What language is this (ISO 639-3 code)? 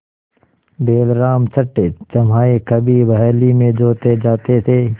hin